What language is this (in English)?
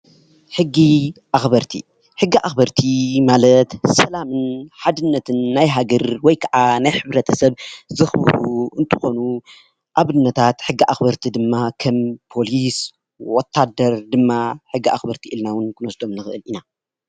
Tigrinya